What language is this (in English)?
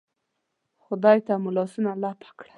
Pashto